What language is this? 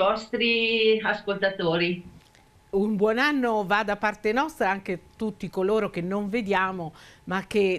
Italian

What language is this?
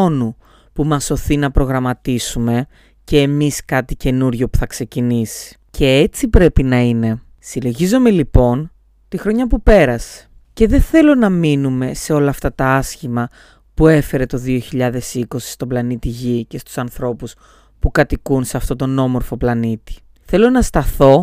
Greek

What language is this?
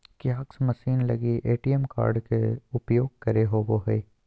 Magahi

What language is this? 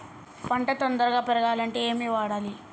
Telugu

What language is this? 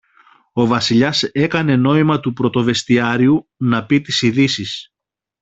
Greek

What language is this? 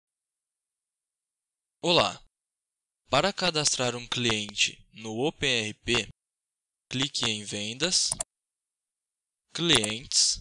Portuguese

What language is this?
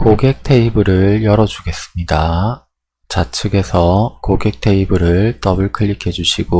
Korean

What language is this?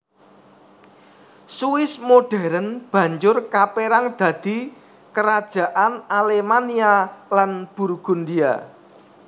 Javanese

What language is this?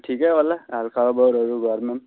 Nepali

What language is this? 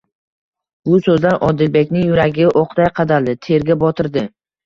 Uzbek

